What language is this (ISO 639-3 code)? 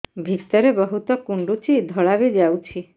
ori